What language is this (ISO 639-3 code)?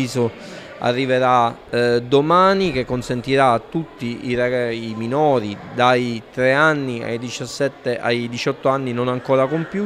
ita